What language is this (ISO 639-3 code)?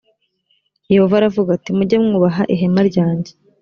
kin